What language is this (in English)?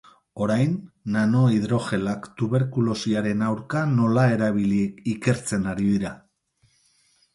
Basque